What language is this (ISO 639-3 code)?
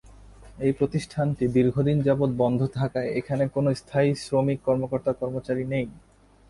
ben